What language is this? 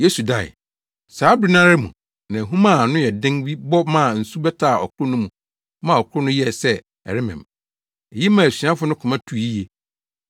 Akan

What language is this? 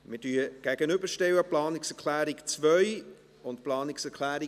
Swiss German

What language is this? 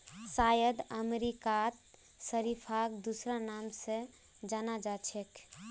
Magahi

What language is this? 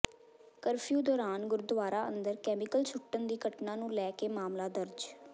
Punjabi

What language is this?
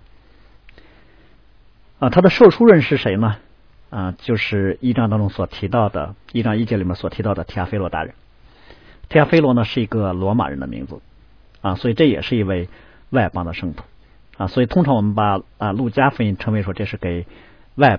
Chinese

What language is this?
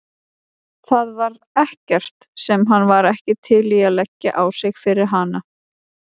Icelandic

